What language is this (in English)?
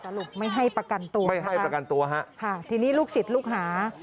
Thai